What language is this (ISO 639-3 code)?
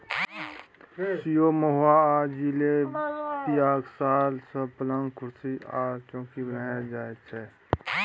mai